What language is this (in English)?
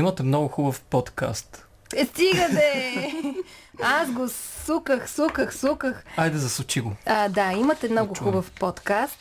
Bulgarian